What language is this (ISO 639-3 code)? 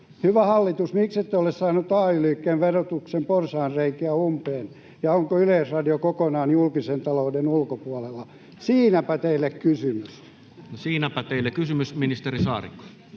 fin